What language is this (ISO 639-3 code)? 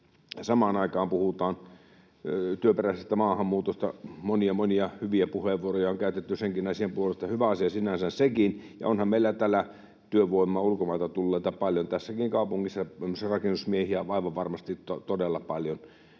fin